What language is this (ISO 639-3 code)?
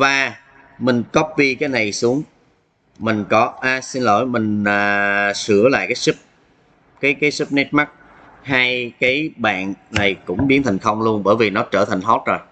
vie